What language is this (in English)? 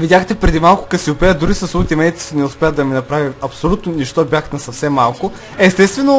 Bulgarian